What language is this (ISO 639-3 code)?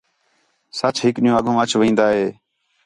xhe